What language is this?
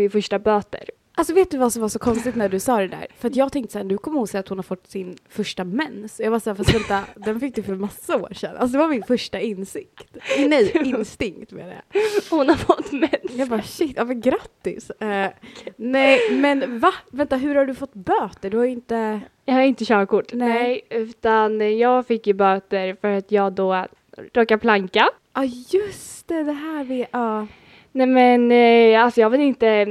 Swedish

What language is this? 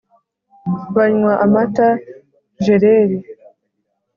Kinyarwanda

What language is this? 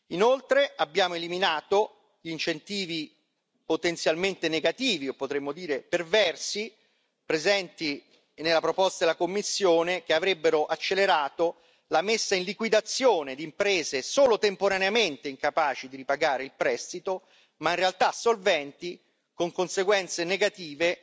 Italian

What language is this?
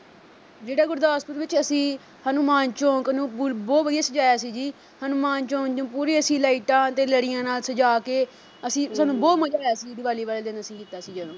Punjabi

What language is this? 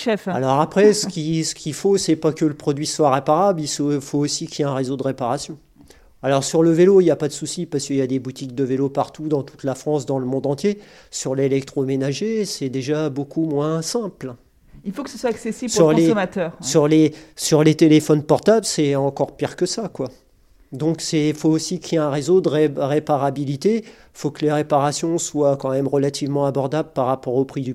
French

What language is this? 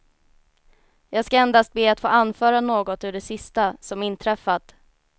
Swedish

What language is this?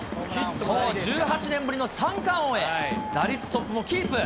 Japanese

